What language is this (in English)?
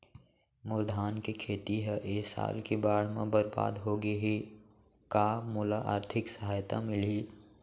Chhattisgarhi